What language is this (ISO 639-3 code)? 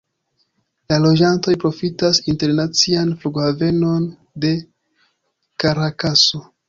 epo